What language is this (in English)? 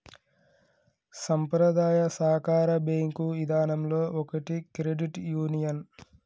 Telugu